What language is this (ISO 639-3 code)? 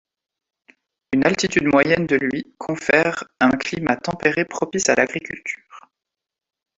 fra